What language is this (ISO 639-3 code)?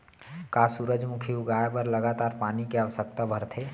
hne